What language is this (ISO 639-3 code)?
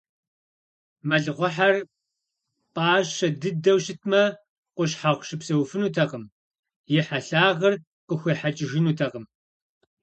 kbd